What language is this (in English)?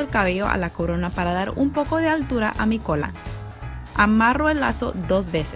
Spanish